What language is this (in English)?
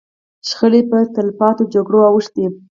Pashto